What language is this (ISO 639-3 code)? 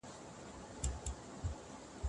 pus